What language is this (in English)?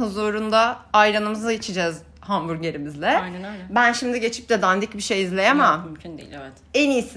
Turkish